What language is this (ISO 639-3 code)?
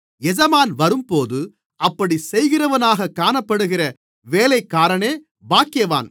tam